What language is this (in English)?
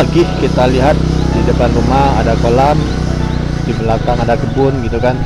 Indonesian